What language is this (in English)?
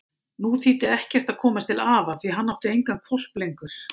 Icelandic